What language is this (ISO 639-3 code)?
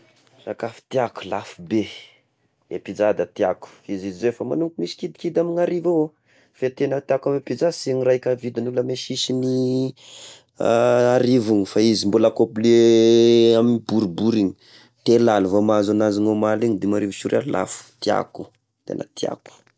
tkg